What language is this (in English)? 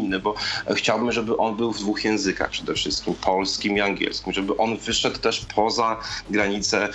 Polish